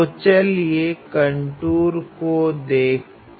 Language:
Hindi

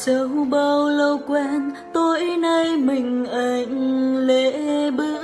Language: Vietnamese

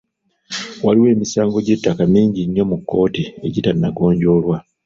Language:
Ganda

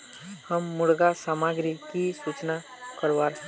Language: Magahi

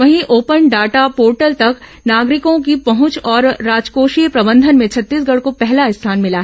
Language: Hindi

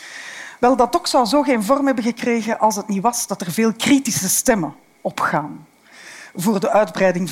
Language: Dutch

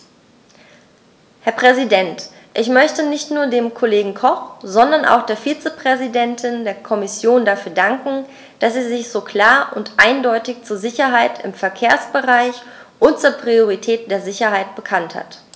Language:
German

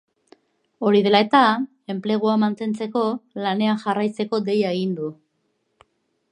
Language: Basque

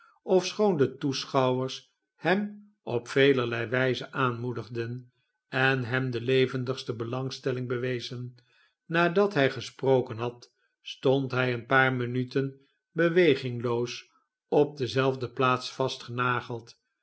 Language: Dutch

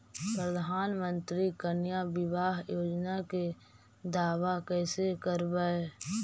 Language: Magahi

